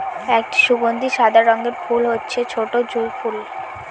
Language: Bangla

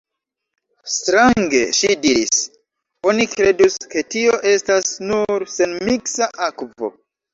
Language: Esperanto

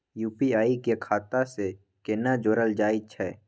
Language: Maithili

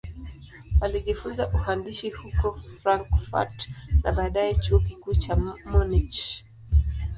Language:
Swahili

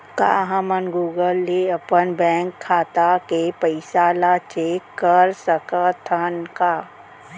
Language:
Chhattisgarhi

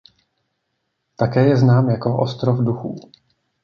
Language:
Czech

